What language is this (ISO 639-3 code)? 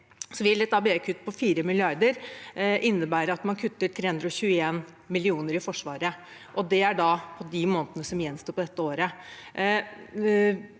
nor